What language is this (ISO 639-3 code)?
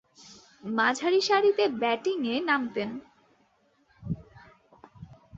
ben